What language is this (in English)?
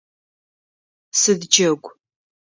Adyghe